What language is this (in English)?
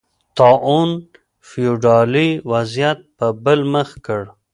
Pashto